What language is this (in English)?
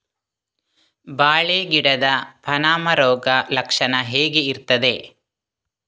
Kannada